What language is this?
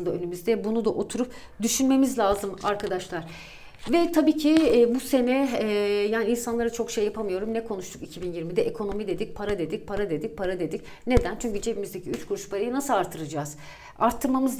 Turkish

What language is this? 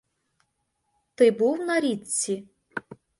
Ukrainian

